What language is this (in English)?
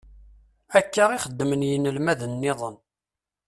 Kabyle